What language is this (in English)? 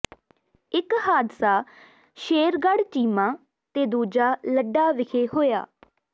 Punjabi